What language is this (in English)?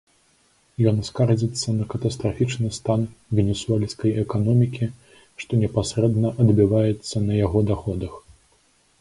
Belarusian